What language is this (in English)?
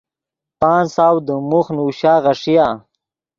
Yidgha